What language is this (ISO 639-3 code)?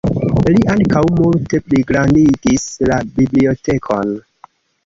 epo